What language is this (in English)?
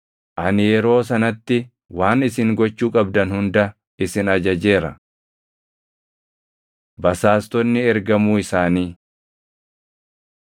Oromo